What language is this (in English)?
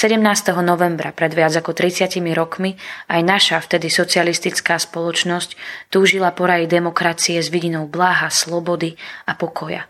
Slovak